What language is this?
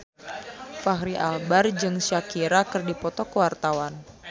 Sundanese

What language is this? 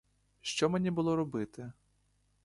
Ukrainian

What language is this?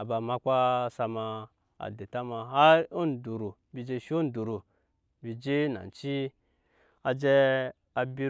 Nyankpa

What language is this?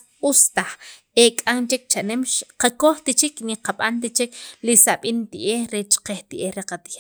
Sacapulteco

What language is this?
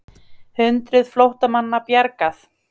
Icelandic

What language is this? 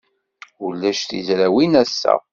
Kabyle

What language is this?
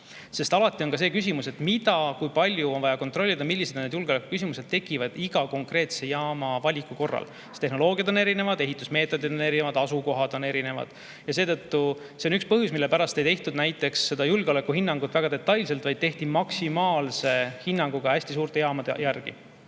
Estonian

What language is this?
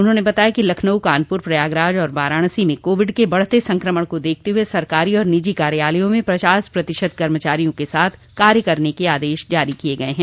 Hindi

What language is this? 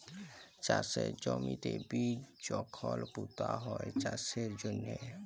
Bangla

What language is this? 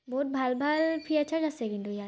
Assamese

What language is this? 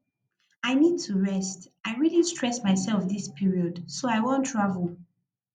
Nigerian Pidgin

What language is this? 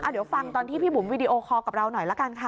Thai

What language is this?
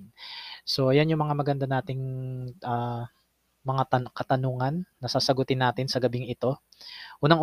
Filipino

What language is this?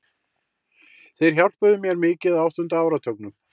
Icelandic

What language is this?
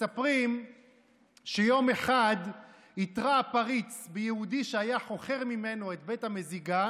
Hebrew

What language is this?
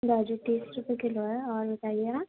Urdu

